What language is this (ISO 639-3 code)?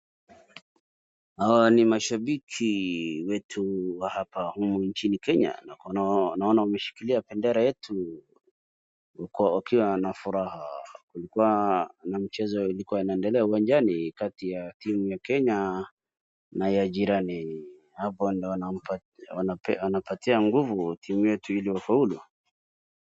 swa